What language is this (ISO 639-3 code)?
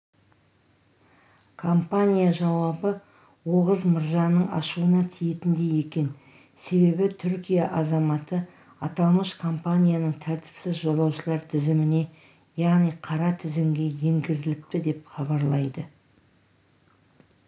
kaz